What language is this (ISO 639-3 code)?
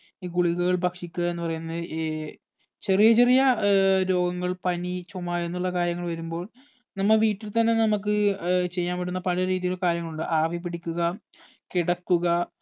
mal